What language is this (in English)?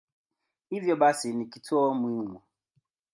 Swahili